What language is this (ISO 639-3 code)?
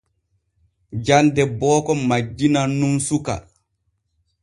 fue